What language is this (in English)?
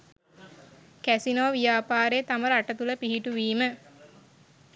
Sinhala